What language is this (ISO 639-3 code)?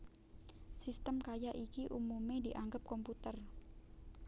jav